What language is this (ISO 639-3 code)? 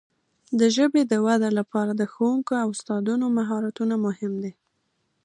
pus